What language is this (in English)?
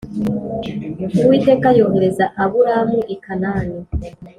Kinyarwanda